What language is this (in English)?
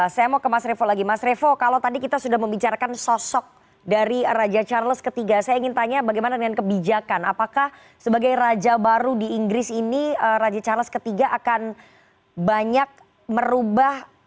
Indonesian